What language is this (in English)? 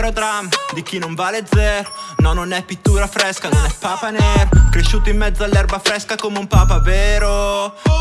Italian